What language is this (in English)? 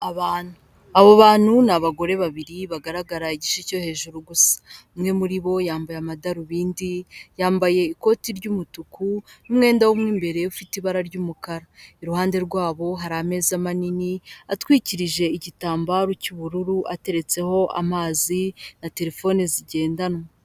Kinyarwanda